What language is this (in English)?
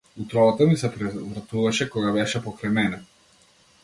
Macedonian